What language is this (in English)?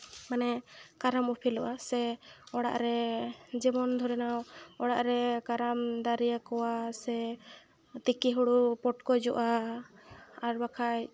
Santali